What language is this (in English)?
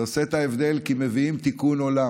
Hebrew